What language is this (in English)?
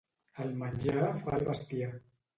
Catalan